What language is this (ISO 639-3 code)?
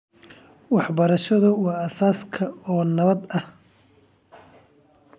som